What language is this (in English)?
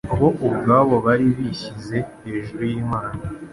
Kinyarwanda